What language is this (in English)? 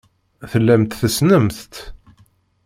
Kabyle